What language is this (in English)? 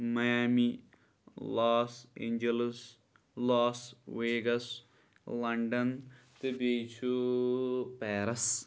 Kashmiri